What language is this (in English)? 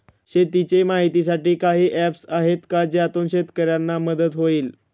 Marathi